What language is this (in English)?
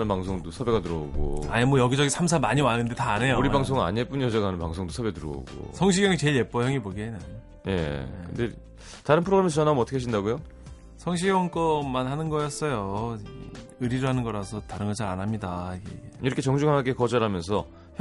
Korean